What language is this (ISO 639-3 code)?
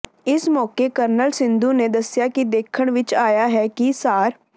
pan